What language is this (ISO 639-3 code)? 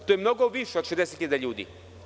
srp